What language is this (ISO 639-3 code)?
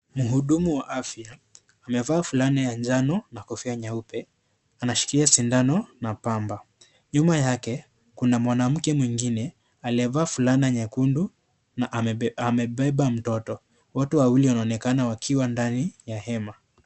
swa